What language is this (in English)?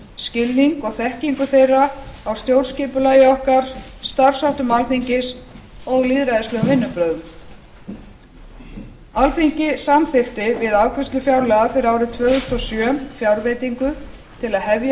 Icelandic